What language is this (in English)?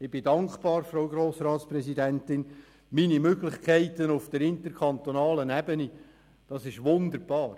Swiss German